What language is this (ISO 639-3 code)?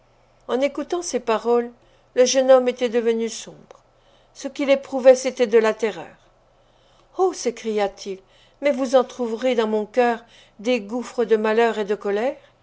fra